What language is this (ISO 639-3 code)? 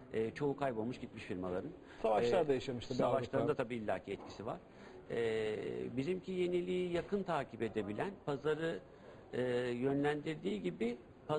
tur